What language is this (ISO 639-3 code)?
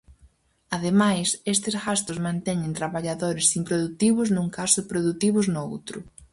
glg